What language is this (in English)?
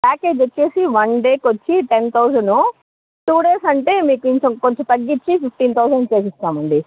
Telugu